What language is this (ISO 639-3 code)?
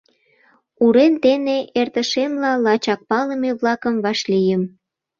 chm